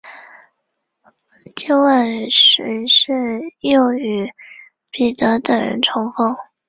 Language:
Chinese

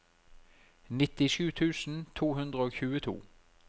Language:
Norwegian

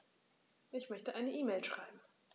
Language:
German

